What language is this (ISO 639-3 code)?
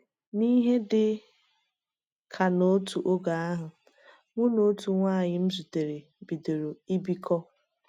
ibo